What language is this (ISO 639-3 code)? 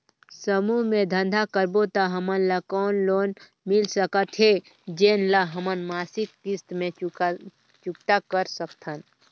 hne